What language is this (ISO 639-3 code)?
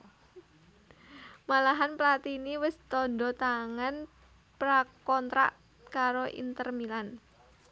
jav